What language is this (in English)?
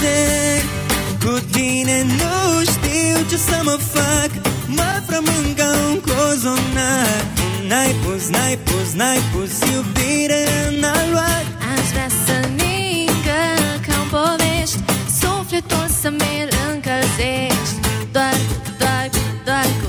Romanian